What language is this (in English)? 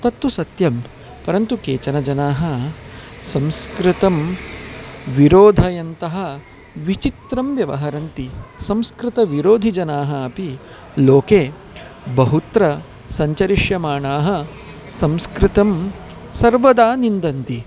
Sanskrit